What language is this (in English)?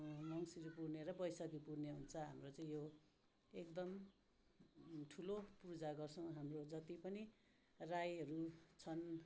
Nepali